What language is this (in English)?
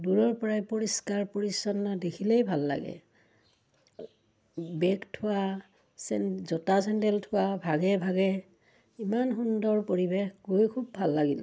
Assamese